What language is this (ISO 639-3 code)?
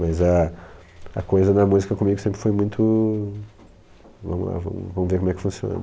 por